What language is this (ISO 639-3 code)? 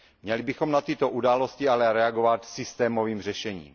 ces